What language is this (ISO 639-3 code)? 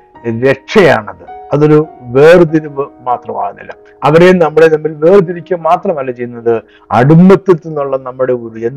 mal